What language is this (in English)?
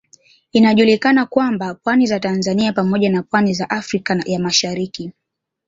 Swahili